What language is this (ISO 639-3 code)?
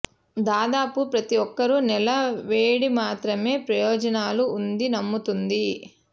tel